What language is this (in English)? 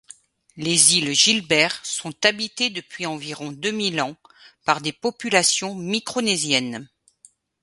French